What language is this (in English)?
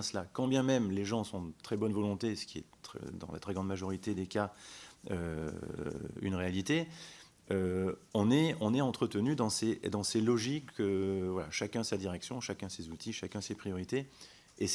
French